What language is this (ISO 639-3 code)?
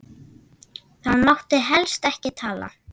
isl